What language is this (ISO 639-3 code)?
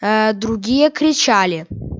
rus